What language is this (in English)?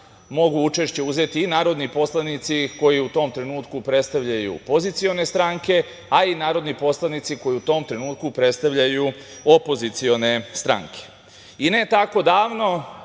Serbian